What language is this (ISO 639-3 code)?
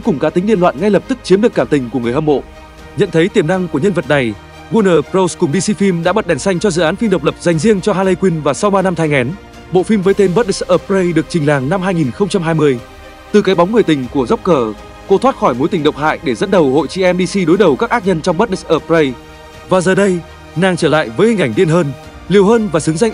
vie